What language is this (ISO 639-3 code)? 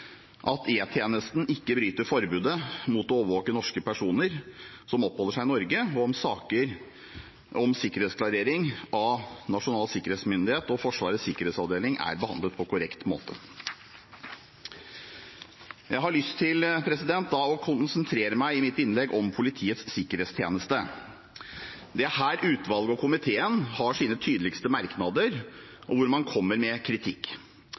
nob